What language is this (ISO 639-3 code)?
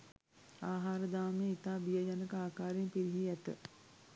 sin